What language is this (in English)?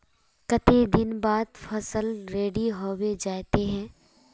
Magahi